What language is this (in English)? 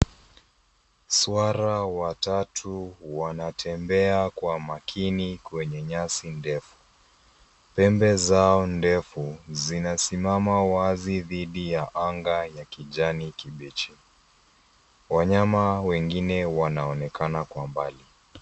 Swahili